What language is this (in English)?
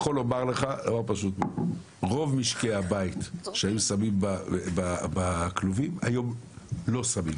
Hebrew